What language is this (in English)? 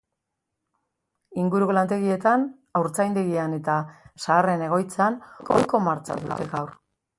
Basque